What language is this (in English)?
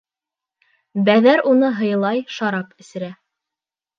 Bashkir